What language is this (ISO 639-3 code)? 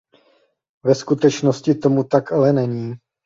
ces